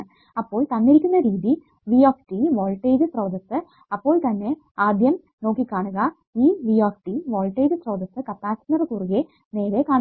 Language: Malayalam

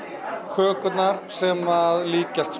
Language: Icelandic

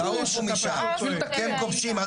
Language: Hebrew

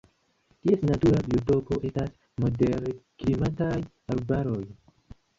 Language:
Esperanto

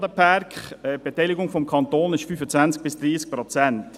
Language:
Swiss German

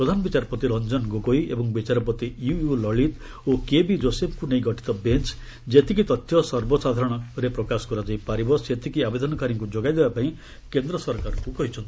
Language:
Odia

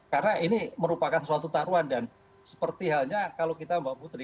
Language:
Indonesian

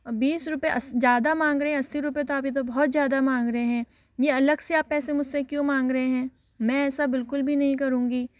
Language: Hindi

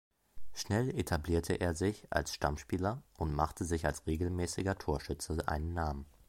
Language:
German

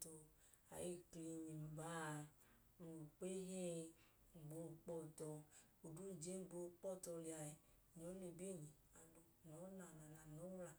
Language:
Idoma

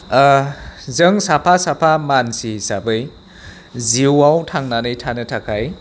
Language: Bodo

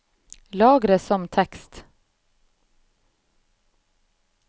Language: Norwegian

